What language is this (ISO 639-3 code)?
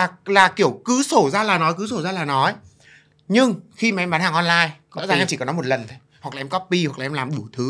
vie